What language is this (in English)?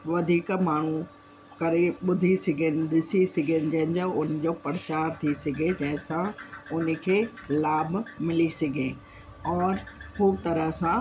Sindhi